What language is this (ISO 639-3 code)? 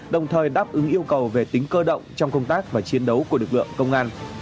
vie